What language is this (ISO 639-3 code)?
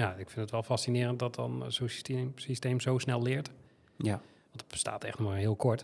nld